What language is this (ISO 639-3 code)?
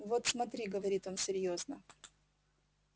rus